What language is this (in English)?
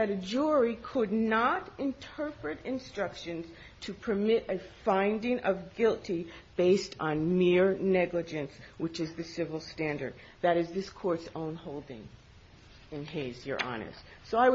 English